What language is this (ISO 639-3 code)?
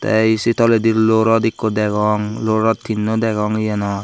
ccp